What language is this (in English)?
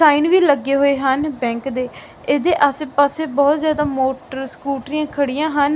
Punjabi